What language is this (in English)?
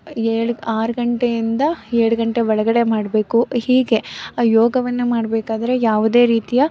Kannada